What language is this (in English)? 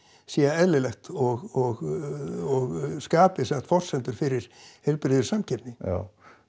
Icelandic